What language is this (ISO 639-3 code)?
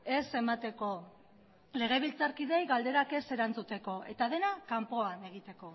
eus